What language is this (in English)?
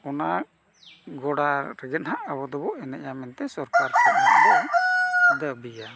Santali